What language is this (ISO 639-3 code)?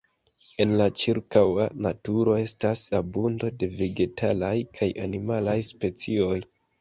epo